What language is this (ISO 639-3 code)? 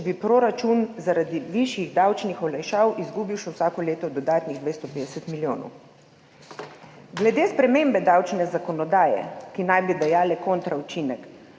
slv